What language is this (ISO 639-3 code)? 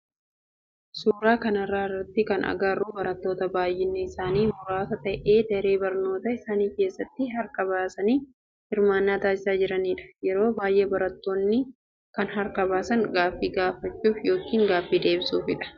orm